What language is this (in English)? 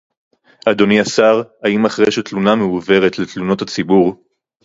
Hebrew